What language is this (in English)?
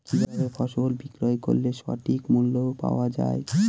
Bangla